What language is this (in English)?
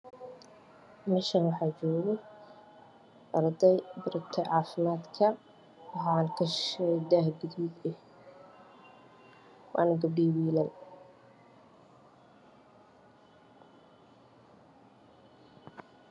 Somali